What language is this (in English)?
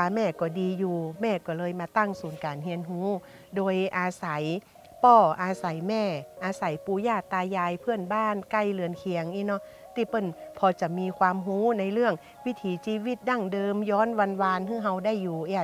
Thai